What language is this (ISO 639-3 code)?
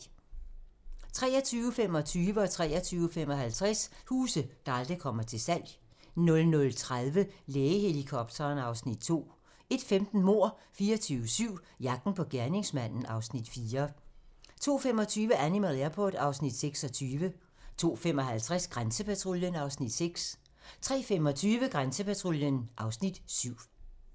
dan